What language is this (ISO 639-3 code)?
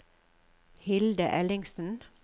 nor